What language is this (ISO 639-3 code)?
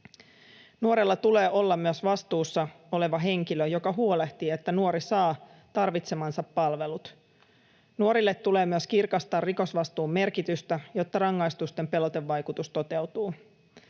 fin